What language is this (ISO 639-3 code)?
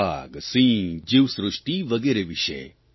guj